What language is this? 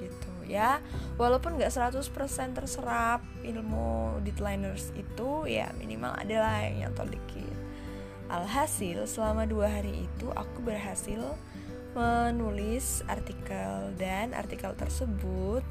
Indonesian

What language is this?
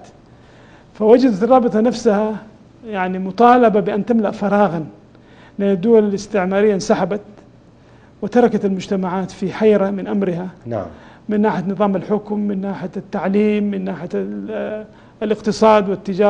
Arabic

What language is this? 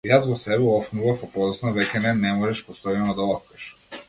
Macedonian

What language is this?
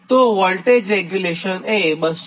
Gujarati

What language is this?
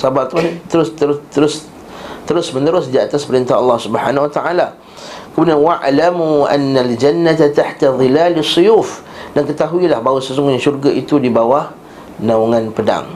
Malay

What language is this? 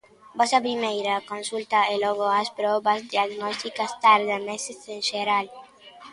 Galician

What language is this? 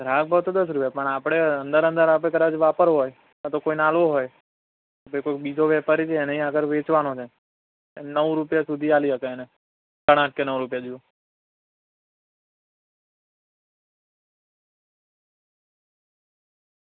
Gujarati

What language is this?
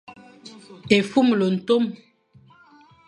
Fang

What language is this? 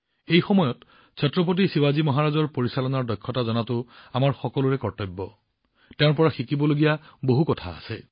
Assamese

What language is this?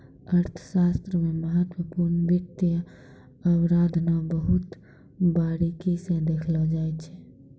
Maithili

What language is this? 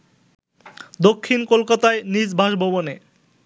Bangla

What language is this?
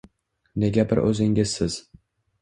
Uzbek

